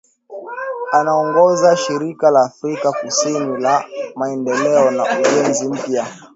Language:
Swahili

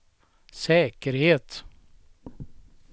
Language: Swedish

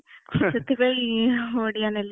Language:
Odia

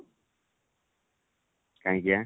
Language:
Odia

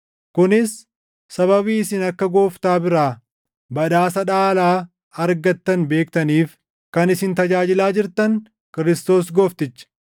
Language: Oromo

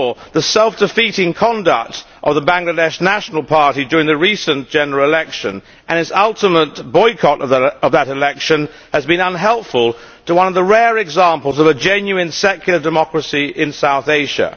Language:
English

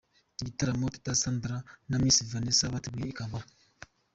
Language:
Kinyarwanda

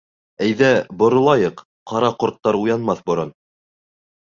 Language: Bashkir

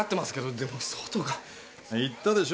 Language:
Japanese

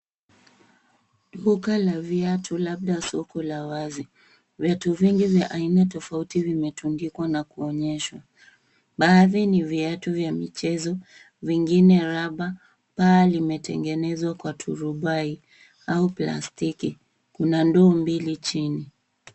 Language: Swahili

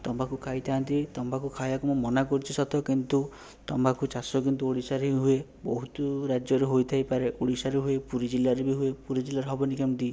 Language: Odia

